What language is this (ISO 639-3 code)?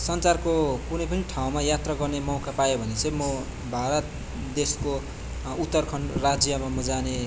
nep